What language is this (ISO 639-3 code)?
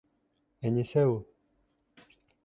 bak